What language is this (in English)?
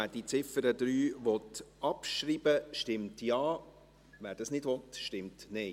Swiss German